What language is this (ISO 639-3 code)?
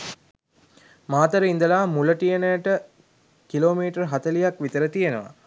sin